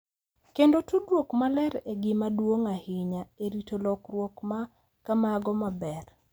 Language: Luo (Kenya and Tanzania)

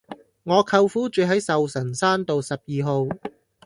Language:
Cantonese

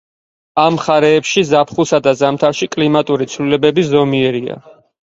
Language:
Georgian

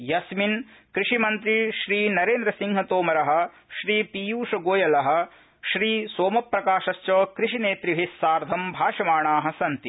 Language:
Sanskrit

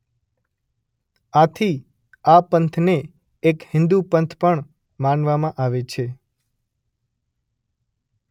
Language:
Gujarati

